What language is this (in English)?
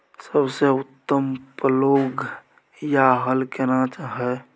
Maithili